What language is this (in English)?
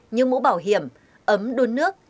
Vietnamese